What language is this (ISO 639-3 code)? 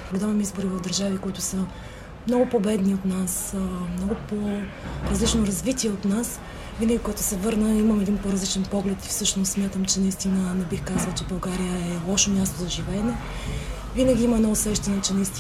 bul